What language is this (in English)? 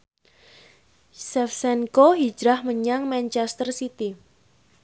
Javanese